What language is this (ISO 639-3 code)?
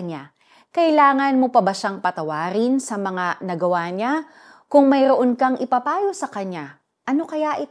fil